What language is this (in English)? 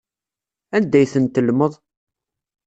Kabyle